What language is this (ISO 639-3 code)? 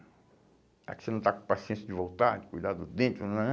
por